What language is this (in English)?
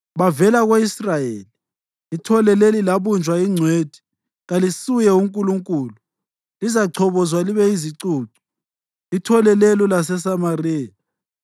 North Ndebele